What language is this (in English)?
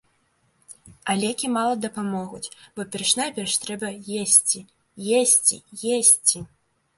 Belarusian